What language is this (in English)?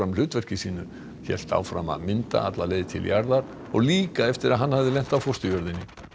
Icelandic